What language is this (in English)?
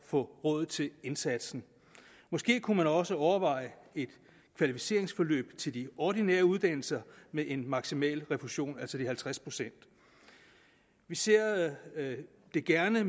Danish